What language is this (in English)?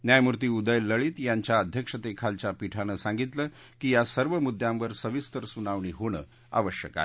Marathi